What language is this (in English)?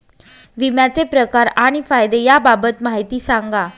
Marathi